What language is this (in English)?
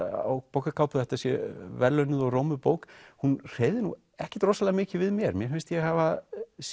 Icelandic